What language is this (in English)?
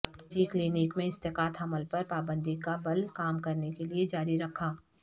Urdu